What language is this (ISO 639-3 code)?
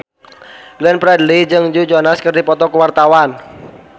sun